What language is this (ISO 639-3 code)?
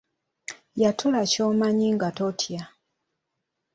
lug